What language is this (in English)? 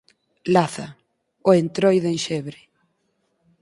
Galician